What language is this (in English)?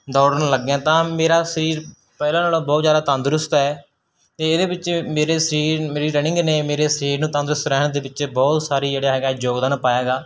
Punjabi